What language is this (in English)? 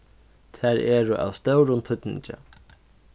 Faroese